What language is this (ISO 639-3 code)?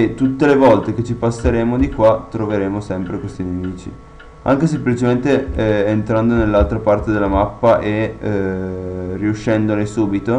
ita